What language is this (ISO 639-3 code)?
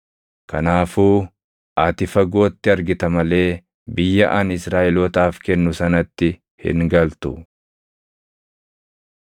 orm